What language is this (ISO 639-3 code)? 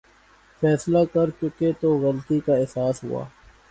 urd